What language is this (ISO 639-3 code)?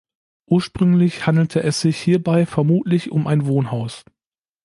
deu